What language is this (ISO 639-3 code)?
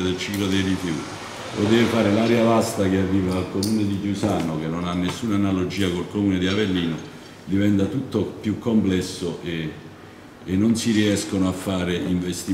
ita